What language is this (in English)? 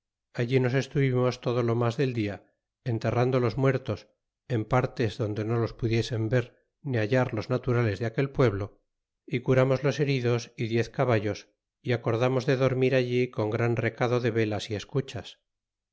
Spanish